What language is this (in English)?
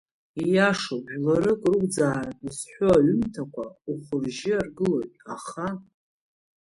Abkhazian